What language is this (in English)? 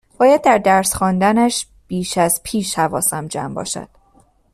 Persian